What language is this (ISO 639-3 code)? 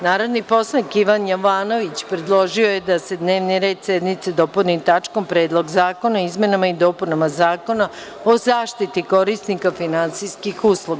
srp